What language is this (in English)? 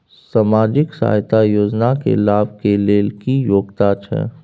Maithili